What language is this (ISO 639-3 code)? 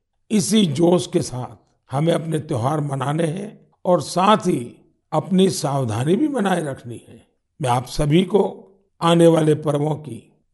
hin